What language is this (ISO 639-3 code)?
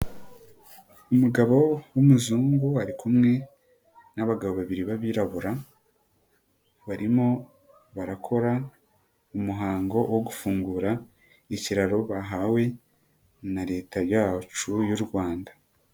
kin